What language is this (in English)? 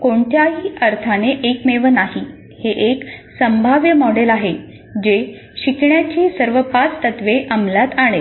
Marathi